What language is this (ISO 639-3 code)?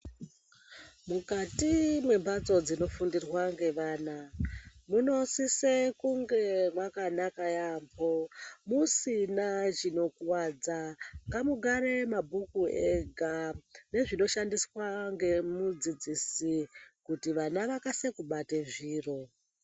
ndc